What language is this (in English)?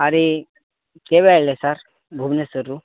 Odia